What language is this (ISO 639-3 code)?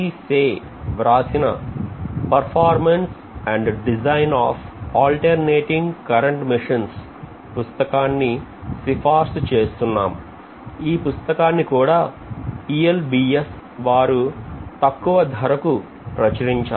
tel